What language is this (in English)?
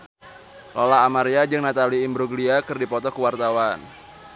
Sundanese